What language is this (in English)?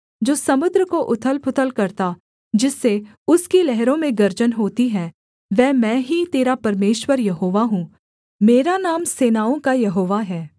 Hindi